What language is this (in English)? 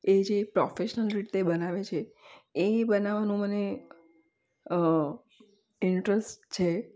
Gujarati